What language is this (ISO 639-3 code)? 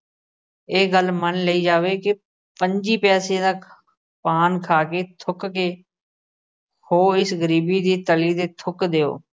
pan